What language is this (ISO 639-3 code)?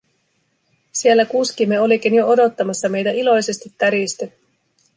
fin